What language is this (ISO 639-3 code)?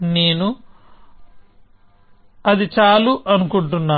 tel